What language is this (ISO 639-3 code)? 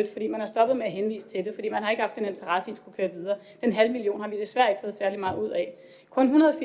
dan